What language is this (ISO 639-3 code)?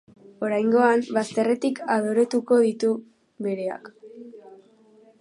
eus